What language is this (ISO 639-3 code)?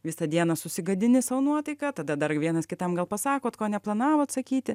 lit